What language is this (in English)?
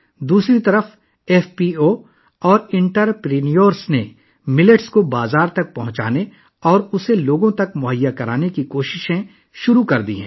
Urdu